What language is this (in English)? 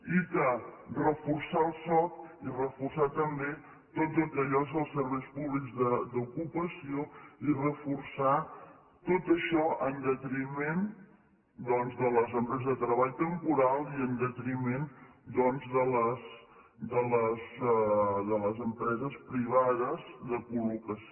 Catalan